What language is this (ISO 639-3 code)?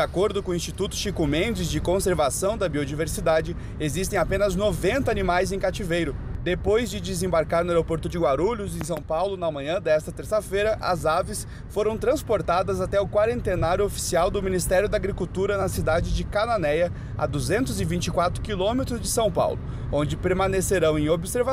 por